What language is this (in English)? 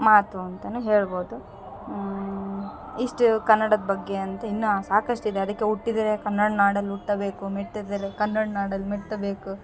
Kannada